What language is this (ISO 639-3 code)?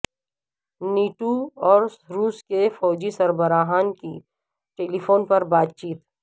urd